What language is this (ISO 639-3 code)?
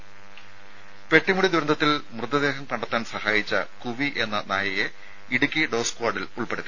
mal